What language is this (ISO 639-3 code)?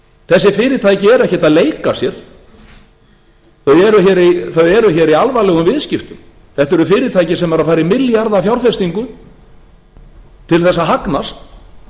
isl